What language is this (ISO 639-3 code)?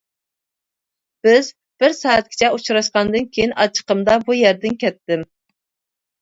uig